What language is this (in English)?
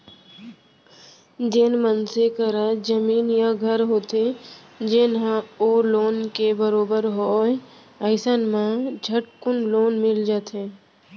Chhattisgarhi